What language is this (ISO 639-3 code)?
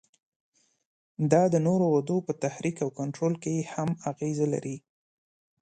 pus